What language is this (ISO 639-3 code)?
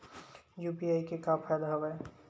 hne